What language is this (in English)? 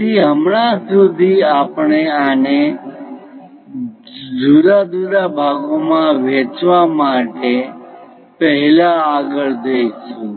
Gujarati